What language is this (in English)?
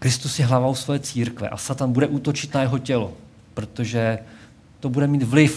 Czech